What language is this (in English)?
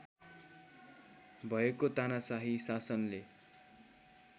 Nepali